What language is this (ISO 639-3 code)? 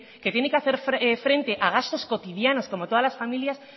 spa